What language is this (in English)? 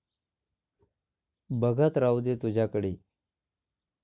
Marathi